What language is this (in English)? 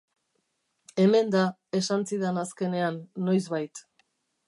Basque